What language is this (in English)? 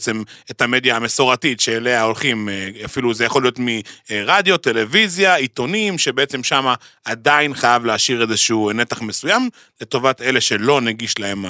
Hebrew